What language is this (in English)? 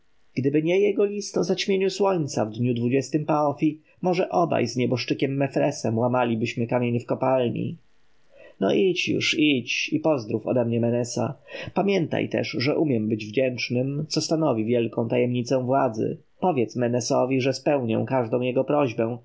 Polish